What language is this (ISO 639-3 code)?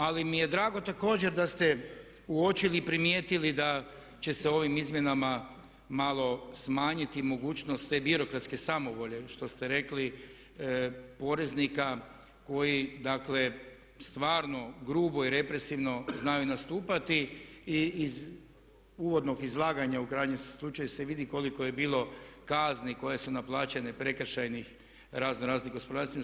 hrv